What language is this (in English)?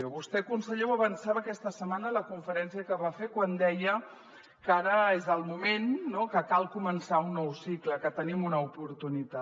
Catalan